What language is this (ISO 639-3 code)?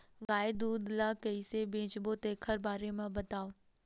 hne